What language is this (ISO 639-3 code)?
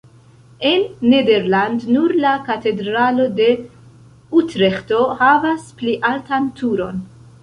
epo